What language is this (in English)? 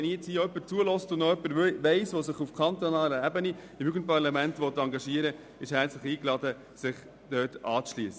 Swiss German